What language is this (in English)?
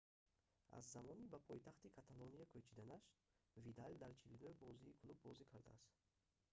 Tajik